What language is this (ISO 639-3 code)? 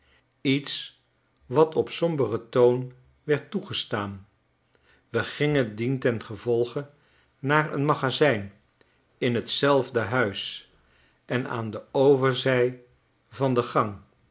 nld